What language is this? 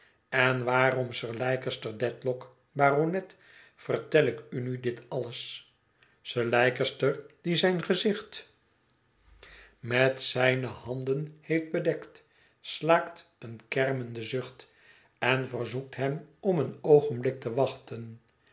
Dutch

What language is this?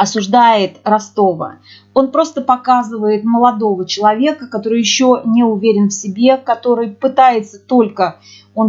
Russian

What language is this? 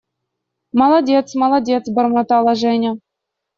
Russian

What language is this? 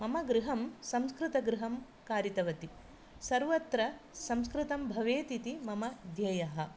Sanskrit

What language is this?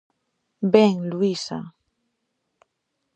Galician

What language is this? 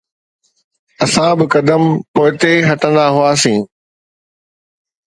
Sindhi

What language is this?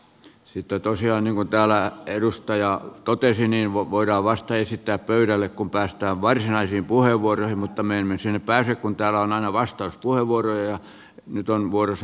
Finnish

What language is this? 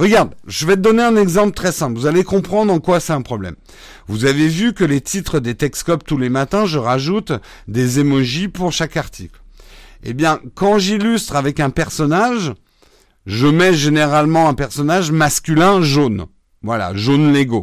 French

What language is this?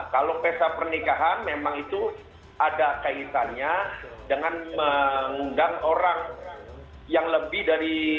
Indonesian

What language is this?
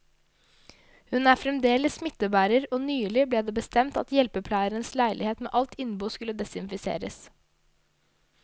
Norwegian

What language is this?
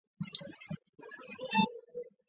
Chinese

